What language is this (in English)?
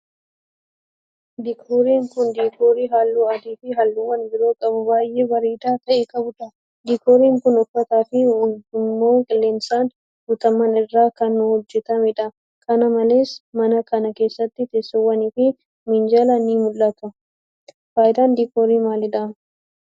Oromo